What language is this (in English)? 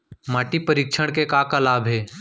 Chhattisgarhi